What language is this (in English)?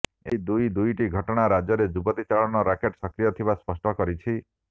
Odia